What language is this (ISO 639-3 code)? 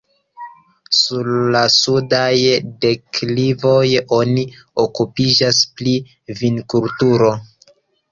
epo